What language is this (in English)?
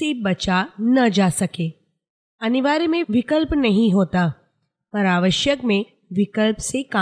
Hindi